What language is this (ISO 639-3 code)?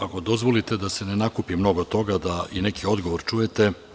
srp